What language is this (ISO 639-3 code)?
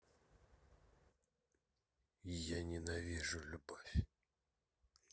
rus